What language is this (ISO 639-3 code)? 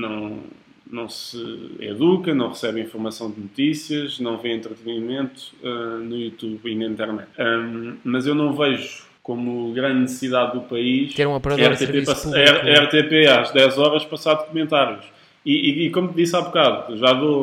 por